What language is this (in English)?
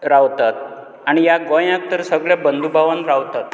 Konkani